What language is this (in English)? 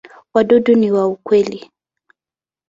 Swahili